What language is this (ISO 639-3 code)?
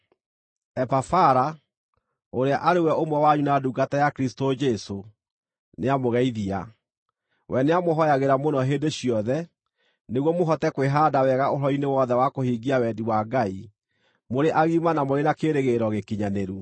kik